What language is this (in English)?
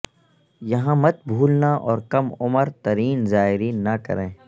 Urdu